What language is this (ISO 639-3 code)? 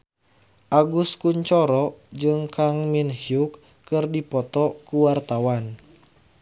sun